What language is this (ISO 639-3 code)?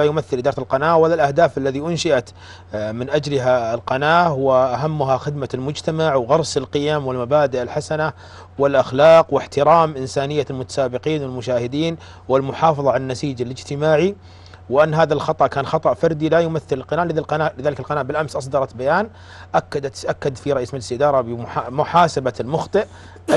ara